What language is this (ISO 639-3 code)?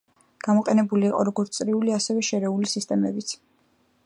kat